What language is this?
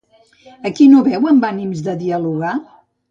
Catalan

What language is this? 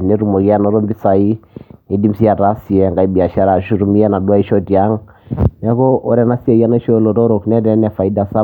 Masai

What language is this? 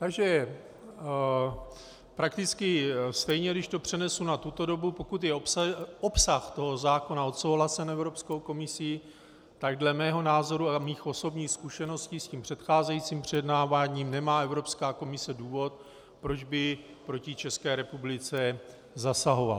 Czech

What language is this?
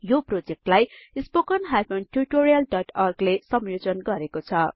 Nepali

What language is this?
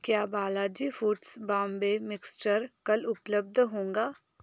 Hindi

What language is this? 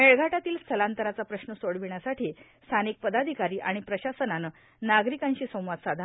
Marathi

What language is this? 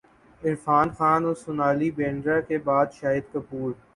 Urdu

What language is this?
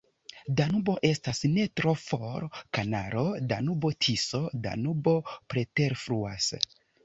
Esperanto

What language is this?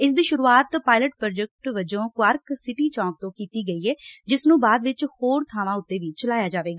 Punjabi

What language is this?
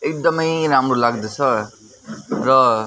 Nepali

